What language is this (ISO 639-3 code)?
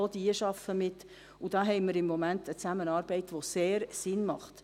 gsw